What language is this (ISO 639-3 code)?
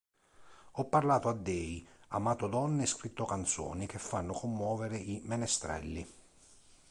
ita